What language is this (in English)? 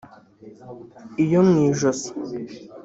Kinyarwanda